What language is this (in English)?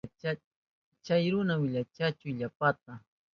Southern Pastaza Quechua